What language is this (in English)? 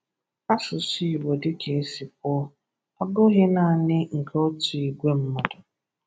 Igbo